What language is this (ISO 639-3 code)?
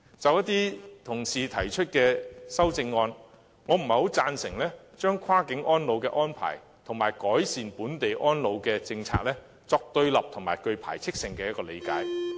yue